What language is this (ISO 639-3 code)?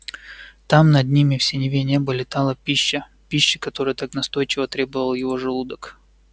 rus